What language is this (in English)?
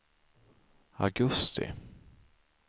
Swedish